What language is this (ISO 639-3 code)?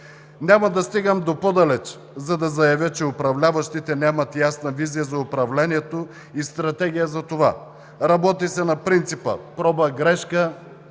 bul